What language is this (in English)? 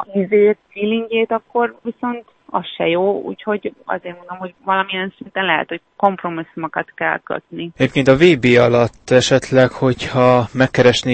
Hungarian